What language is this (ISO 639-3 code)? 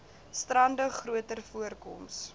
afr